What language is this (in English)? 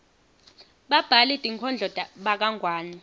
Swati